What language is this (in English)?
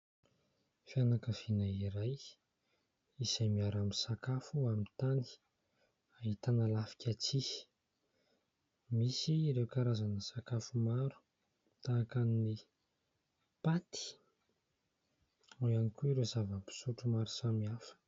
Malagasy